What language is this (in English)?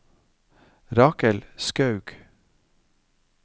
Norwegian